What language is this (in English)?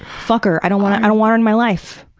English